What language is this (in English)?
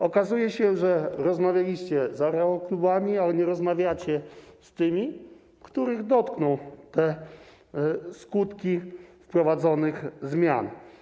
Polish